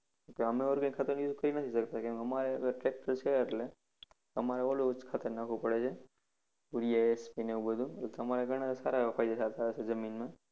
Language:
Gujarati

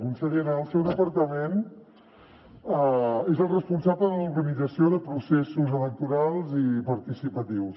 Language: Catalan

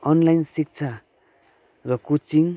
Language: Nepali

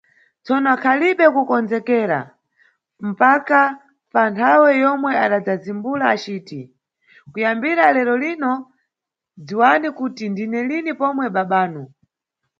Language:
Nyungwe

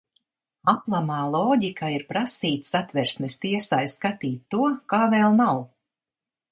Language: Latvian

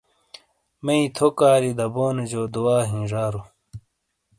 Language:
Shina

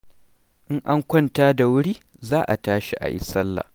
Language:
Hausa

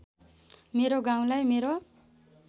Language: Nepali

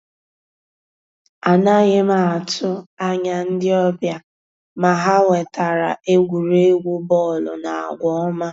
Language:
Igbo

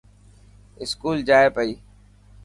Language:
Dhatki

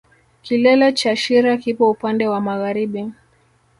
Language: Swahili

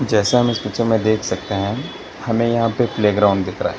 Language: Hindi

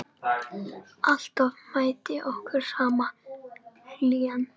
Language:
Icelandic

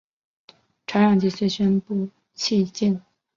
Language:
Chinese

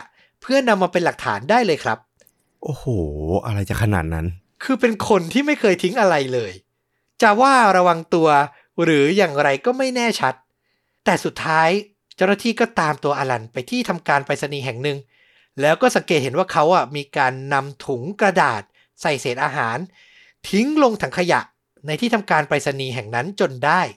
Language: Thai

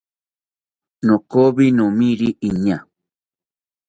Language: South Ucayali Ashéninka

